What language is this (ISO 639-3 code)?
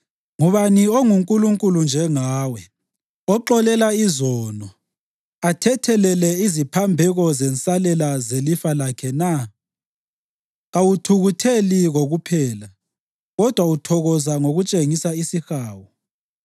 nde